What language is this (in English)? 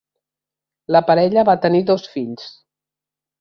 Catalan